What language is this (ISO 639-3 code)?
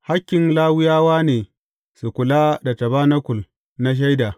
hau